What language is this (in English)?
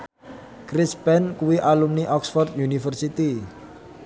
Javanese